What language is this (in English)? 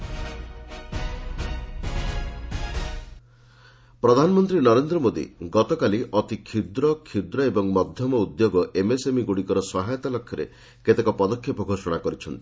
Odia